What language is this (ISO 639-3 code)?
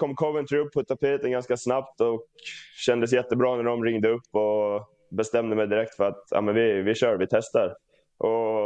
swe